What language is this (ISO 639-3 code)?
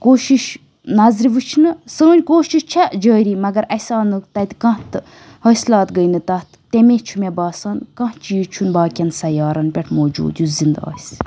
kas